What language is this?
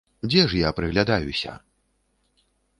Belarusian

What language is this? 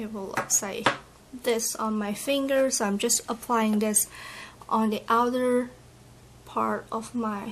English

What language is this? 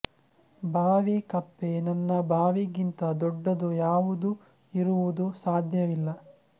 Kannada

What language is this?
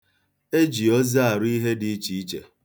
Igbo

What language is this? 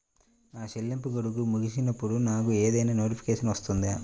Telugu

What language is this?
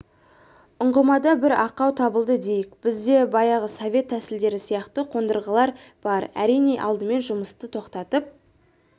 Kazakh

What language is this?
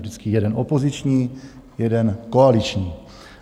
Czech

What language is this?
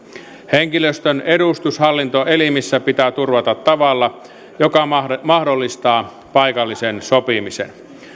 Finnish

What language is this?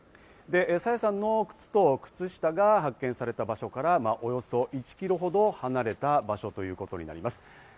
Japanese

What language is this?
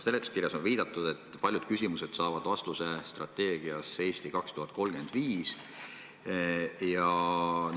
Estonian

